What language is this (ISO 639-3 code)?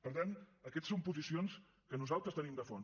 cat